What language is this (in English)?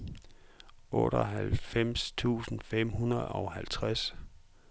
Danish